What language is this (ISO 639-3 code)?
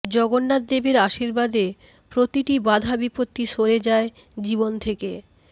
ben